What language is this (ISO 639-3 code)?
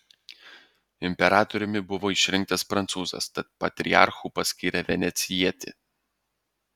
lit